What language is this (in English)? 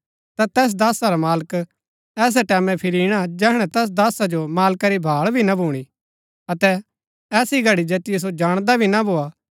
Gaddi